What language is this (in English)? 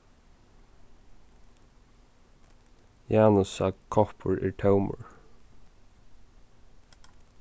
Faroese